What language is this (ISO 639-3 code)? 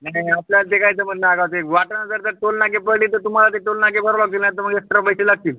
mar